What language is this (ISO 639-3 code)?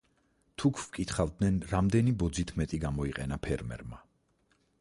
kat